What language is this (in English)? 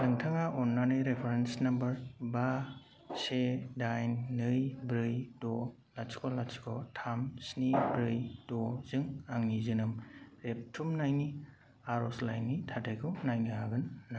Bodo